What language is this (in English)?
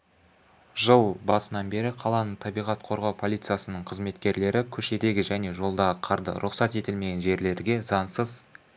Kazakh